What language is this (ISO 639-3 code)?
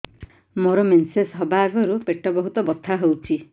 ori